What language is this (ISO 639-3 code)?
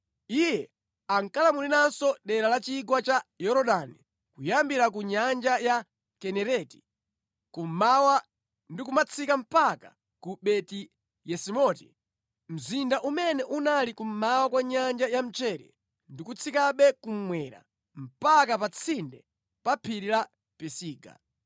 nya